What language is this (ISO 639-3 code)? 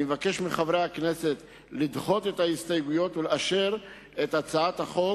heb